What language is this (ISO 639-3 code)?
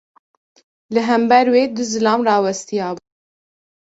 kur